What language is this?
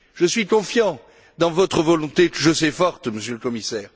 French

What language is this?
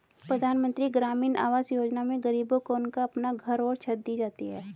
Hindi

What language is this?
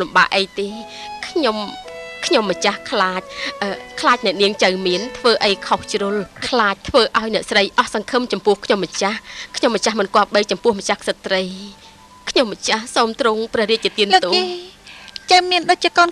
Thai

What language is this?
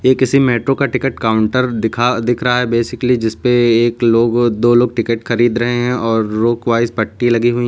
Hindi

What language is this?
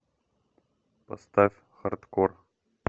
Russian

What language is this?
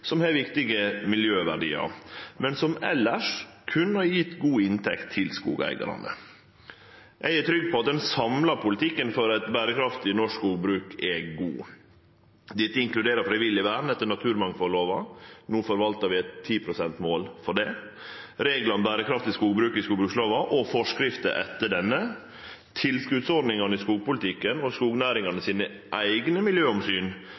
Norwegian Nynorsk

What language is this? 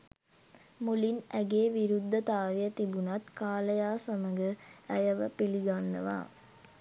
Sinhala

